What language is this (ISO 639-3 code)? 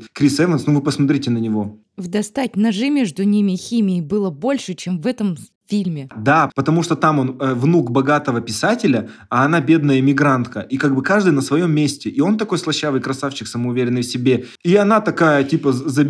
rus